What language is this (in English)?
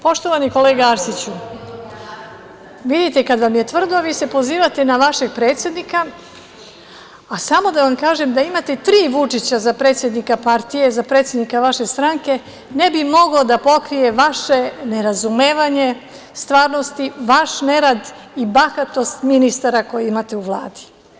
Serbian